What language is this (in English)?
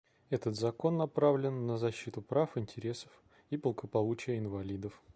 Russian